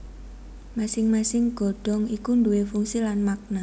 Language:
Javanese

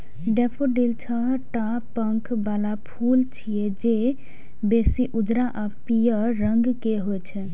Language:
Maithili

